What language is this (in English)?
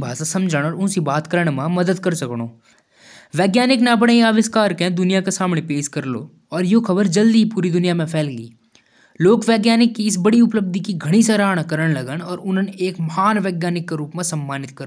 Jaunsari